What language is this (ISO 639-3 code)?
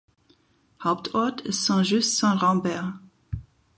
deu